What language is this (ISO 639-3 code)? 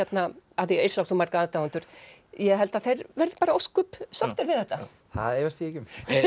isl